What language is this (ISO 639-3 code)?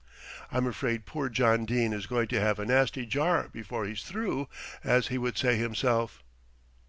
eng